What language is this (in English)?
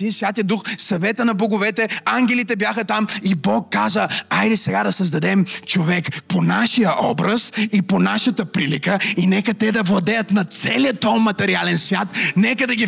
Bulgarian